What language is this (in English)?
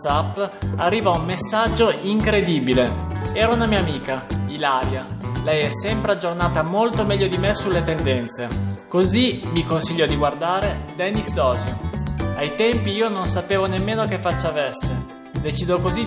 Italian